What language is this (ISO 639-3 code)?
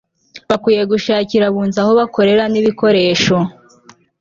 kin